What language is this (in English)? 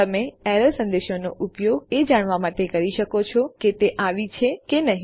Gujarati